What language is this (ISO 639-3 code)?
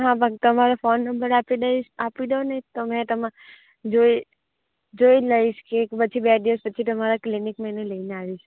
guj